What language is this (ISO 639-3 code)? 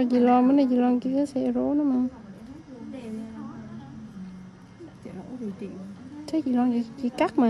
vie